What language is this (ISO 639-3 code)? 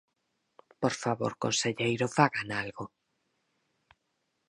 glg